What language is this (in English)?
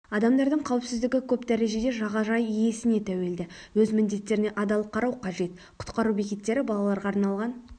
Kazakh